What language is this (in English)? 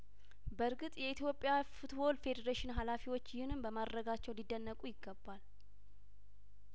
Amharic